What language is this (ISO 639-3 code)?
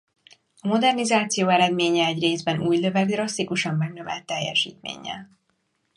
hun